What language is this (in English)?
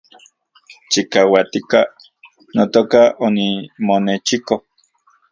Central Puebla Nahuatl